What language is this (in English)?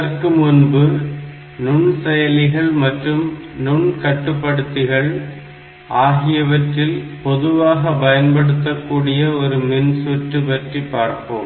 Tamil